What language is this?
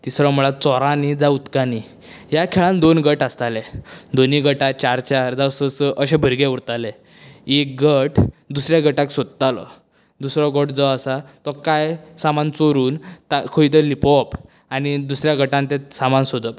Konkani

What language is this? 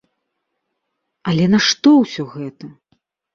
Belarusian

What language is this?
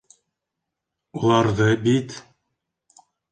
Bashkir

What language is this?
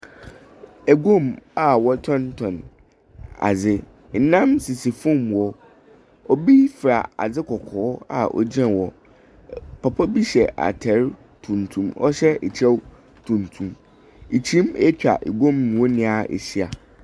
Akan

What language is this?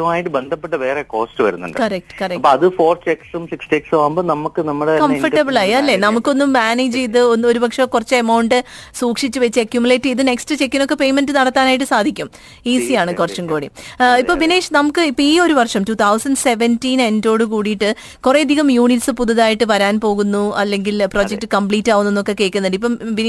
Malayalam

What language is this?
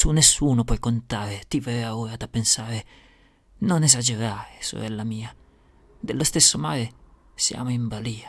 Italian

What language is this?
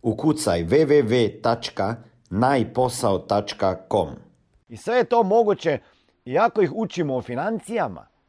Croatian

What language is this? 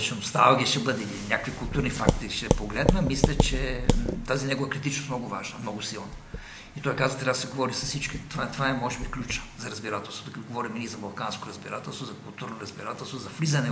Bulgarian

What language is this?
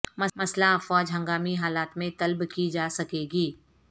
Urdu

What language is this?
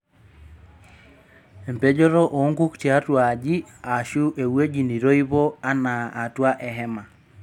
Masai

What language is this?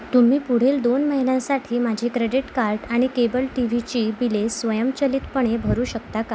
Marathi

